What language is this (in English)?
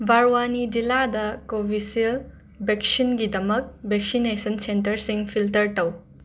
Manipuri